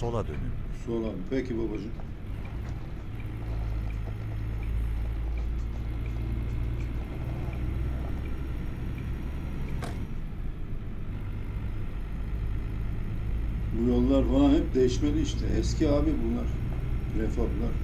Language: Turkish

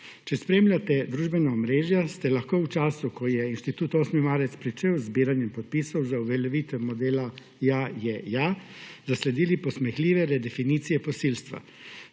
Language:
Slovenian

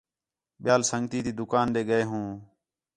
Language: Khetrani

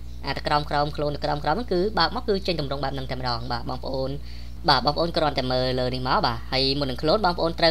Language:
Vietnamese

